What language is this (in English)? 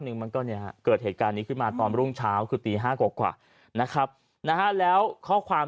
Thai